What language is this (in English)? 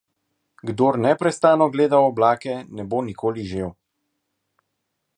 Slovenian